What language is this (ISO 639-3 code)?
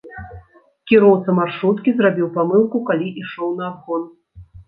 bel